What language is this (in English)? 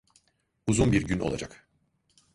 Turkish